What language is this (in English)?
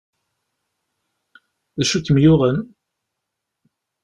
Kabyle